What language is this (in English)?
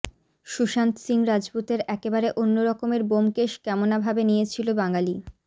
Bangla